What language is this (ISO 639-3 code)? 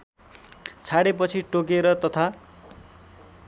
nep